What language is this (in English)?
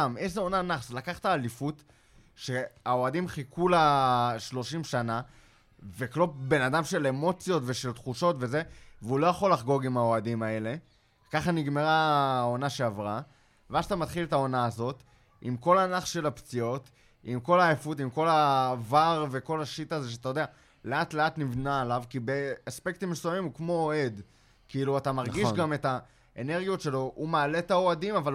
Hebrew